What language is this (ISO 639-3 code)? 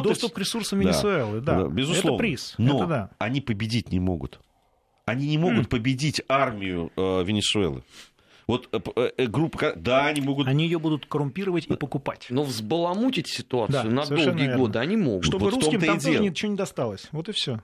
rus